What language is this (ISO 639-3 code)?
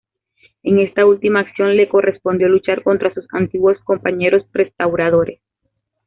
spa